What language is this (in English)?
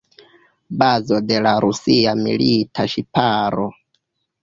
Esperanto